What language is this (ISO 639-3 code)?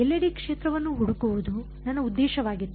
kan